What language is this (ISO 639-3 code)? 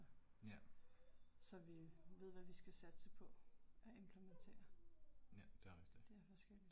dan